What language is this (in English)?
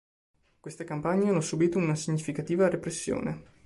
Italian